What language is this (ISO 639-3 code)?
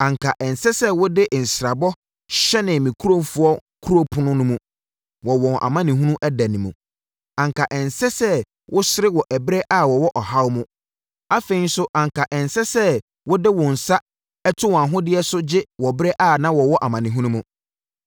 aka